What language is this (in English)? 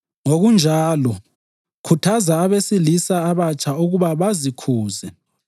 North Ndebele